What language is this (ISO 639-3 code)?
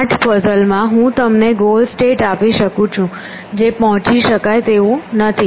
guj